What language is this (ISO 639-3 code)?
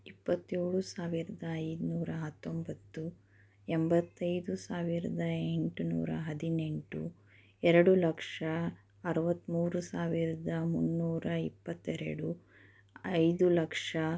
kan